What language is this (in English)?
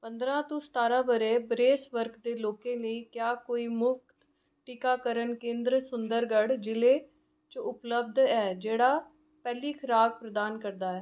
Dogri